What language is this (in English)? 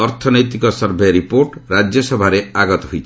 Odia